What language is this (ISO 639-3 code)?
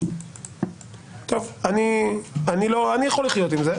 heb